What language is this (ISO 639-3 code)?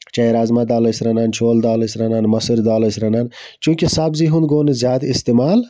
kas